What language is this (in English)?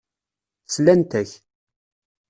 Kabyle